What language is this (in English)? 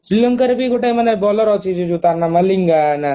Odia